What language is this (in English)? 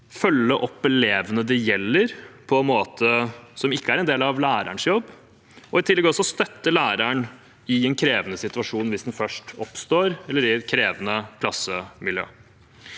Norwegian